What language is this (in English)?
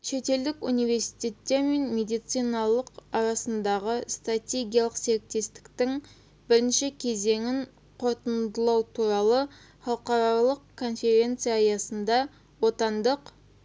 Kazakh